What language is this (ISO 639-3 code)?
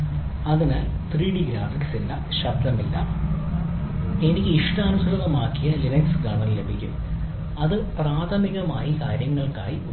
mal